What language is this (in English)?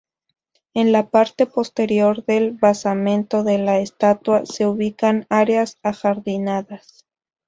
Spanish